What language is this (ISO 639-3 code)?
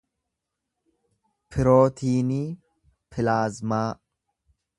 orm